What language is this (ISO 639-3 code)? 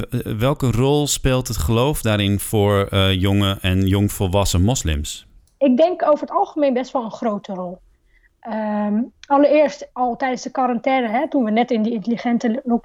nld